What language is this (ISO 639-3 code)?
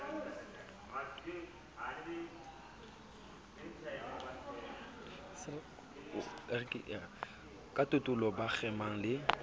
sot